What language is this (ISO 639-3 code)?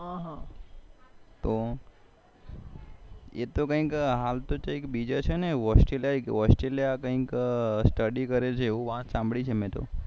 guj